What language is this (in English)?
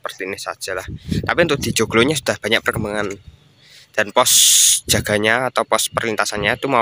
Indonesian